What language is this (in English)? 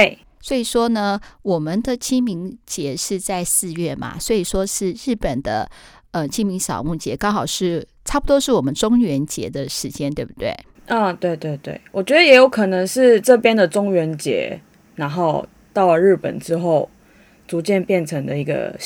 Chinese